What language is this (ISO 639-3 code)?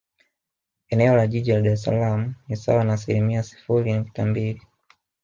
swa